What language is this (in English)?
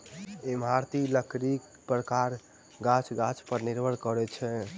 Maithili